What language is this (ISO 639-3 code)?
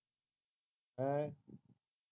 pan